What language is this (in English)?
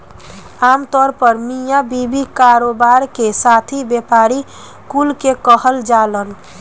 Bhojpuri